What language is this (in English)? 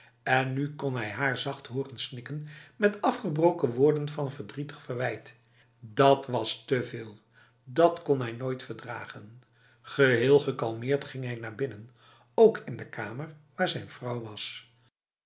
Dutch